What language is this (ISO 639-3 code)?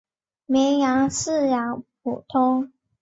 zho